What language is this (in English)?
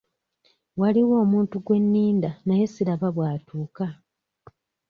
Ganda